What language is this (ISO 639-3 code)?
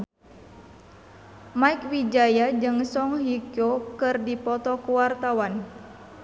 sun